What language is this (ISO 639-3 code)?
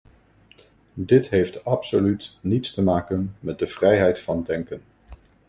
nld